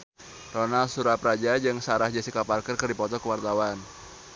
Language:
Sundanese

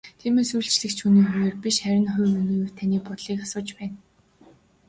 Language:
Mongolian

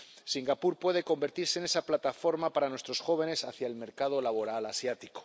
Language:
Spanish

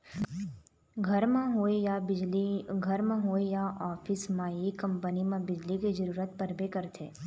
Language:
Chhattisgarhi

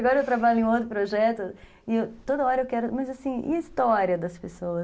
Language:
Portuguese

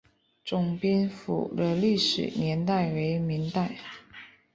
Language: Chinese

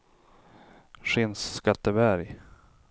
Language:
Swedish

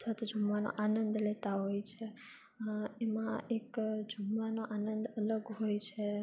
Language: Gujarati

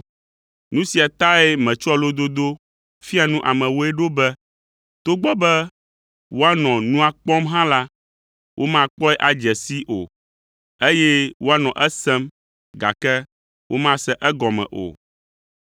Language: Ewe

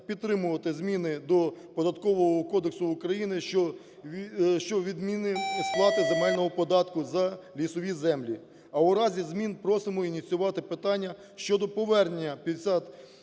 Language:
Ukrainian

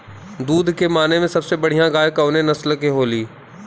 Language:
Bhojpuri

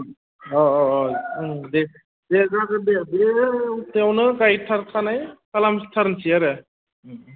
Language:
Bodo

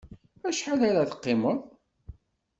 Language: Kabyle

